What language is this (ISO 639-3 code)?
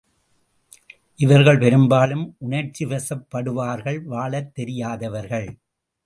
tam